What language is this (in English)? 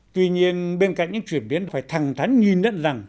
Vietnamese